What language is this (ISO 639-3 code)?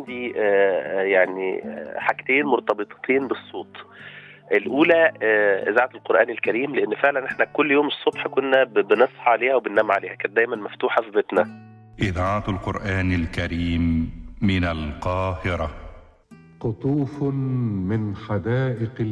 ara